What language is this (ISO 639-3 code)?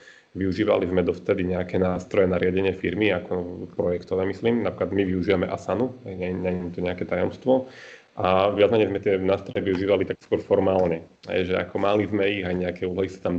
slk